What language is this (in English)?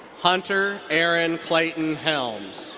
English